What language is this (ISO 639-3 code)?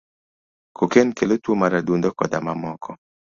luo